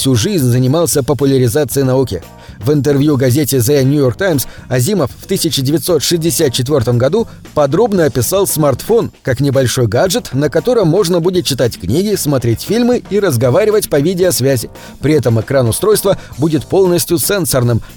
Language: Russian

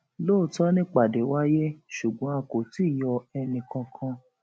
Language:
Yoruba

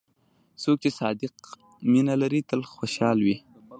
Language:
Pashto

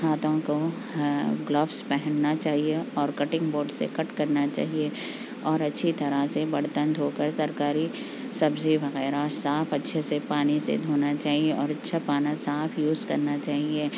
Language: Urdu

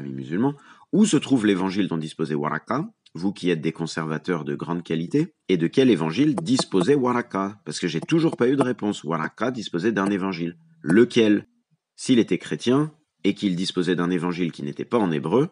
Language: French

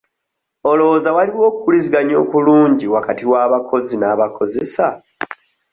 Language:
Ganda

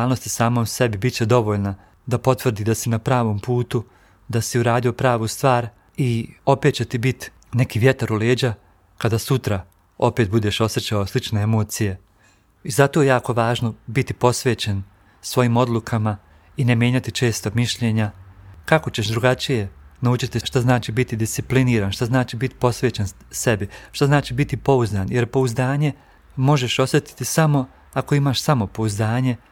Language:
Croatian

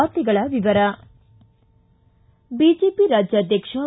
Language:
Kannada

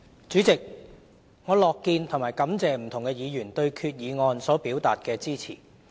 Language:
Cantonese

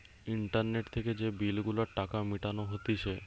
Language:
Bangla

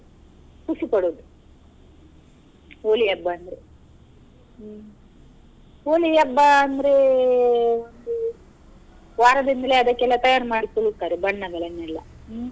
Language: Kannada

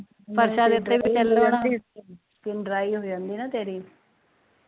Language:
Punjabi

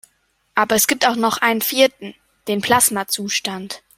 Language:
German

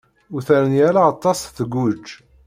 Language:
Kabyle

